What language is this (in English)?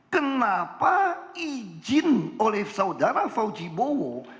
Indonesian